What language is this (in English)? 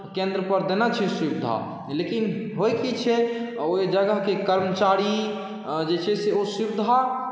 Maithili